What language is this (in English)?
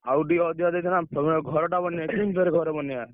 Odia